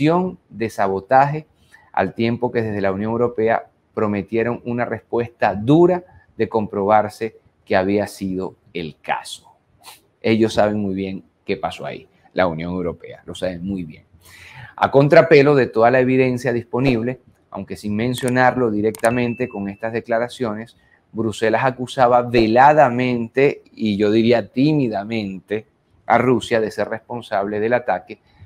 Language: Spanish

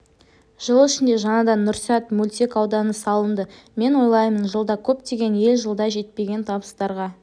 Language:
Kazakh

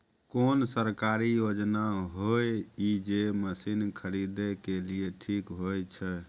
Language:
Maithili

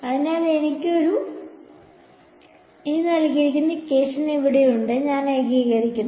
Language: Malayalam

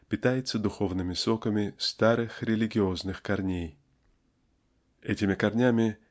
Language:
Russian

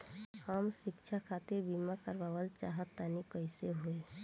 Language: Bhojpuri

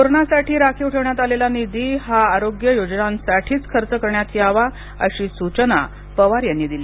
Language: Marathi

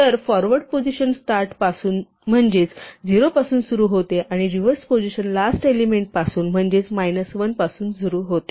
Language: Marathi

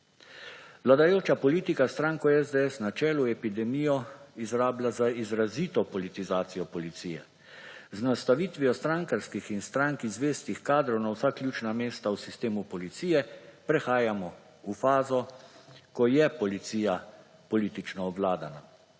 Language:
Slovenian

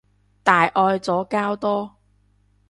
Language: Cantonese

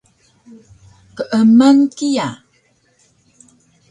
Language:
Taroko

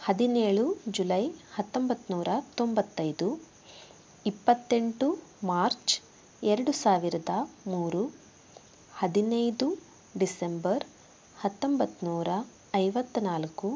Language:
Kannada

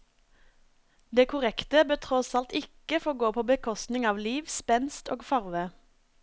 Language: Norwegian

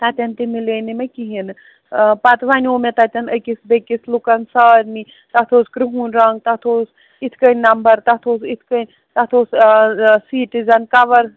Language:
Kashmiri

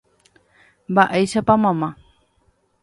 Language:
Guarani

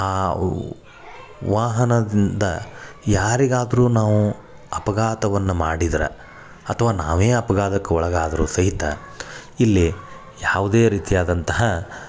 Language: Kannada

